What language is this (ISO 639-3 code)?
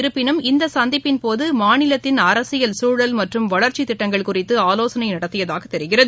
tam